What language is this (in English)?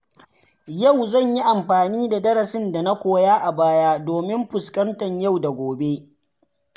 Hausa